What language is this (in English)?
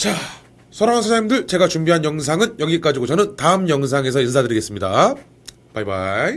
Korean